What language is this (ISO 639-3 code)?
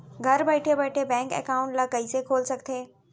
hne